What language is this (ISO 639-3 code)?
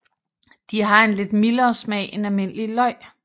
dan